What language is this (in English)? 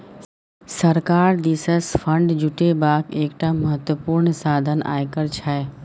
Maithili